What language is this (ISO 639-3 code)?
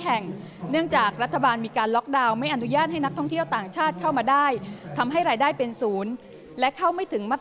tha